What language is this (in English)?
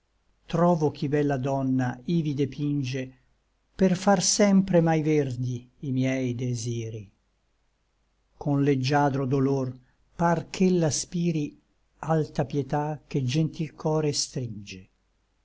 Italian